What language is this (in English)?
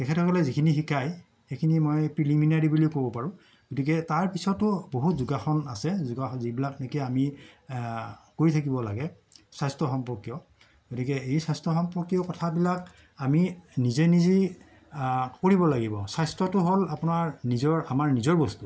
Assamese